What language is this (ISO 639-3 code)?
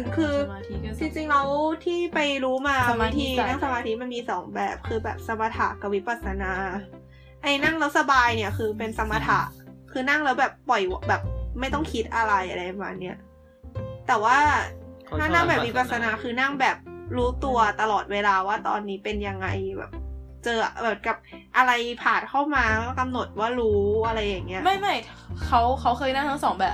tha